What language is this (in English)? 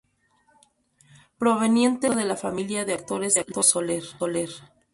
Spanish